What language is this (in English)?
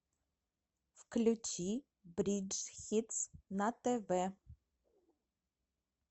Russian